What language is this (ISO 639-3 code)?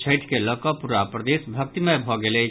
mai